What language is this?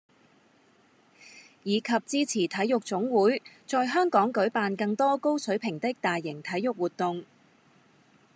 Cantonese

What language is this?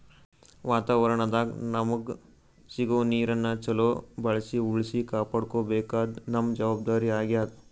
Kannada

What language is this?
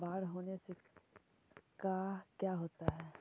Magahi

